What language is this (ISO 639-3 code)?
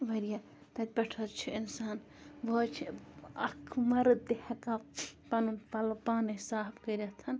kas